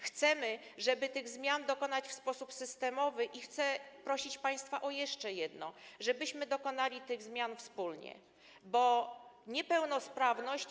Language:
Polish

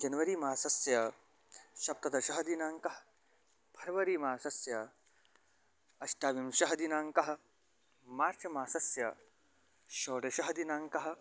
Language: Sanskrit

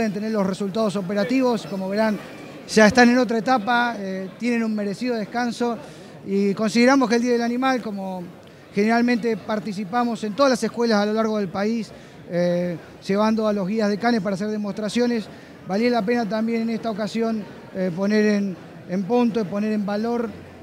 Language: Spanish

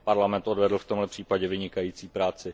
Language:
Czech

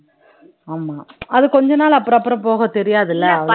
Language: Tamil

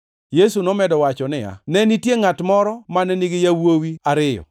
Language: Luo (Kenya and Tanzania)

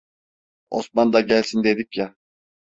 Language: Turkish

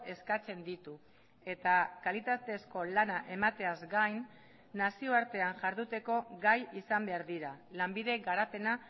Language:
Basque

